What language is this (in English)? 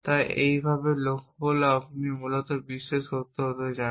Bangla